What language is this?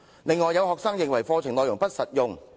Cantonese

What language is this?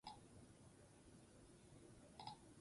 Basque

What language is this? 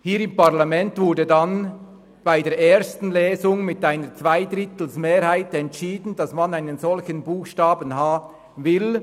Swiss German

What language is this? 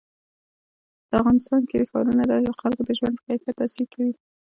Pashto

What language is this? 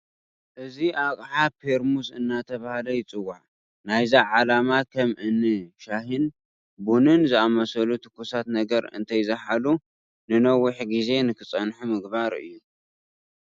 Tigrinya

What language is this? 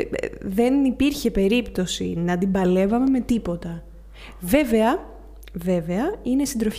Greek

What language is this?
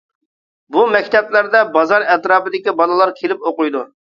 Uyghur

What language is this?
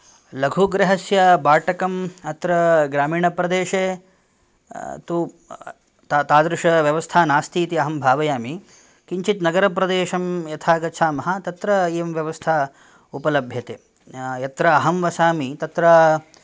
Sanskrit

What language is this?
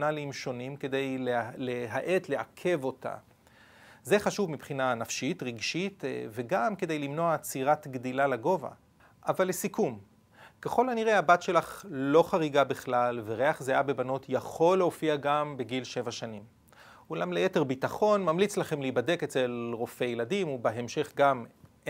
Hebrew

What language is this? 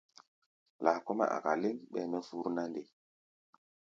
Gbaya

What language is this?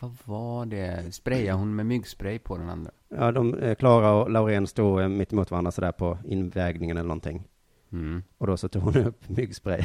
Swedish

